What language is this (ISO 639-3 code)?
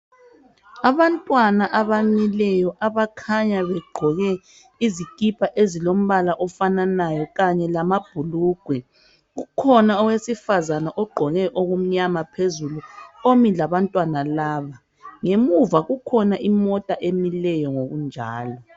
nde